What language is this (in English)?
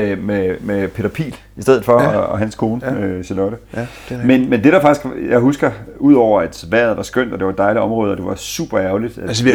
Danish